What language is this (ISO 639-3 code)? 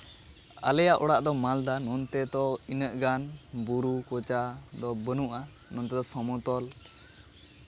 sat